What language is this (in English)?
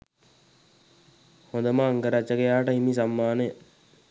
Sinhala